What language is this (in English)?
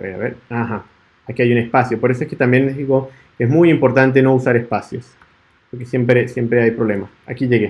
Spanish